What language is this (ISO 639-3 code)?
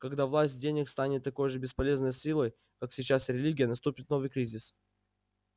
rus